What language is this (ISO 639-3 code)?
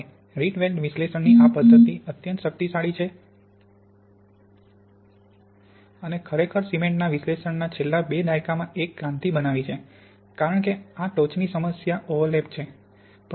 guj